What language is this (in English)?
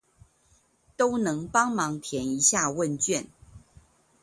Chinese